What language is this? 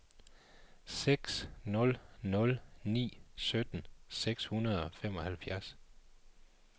Danish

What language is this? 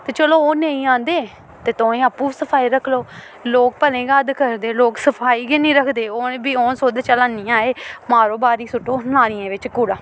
Dogri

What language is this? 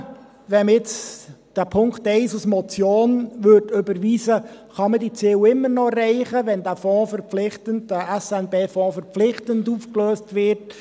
Swiss German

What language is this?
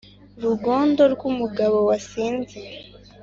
Kinyarwanda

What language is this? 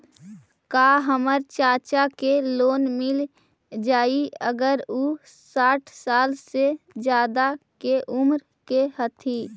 Magahi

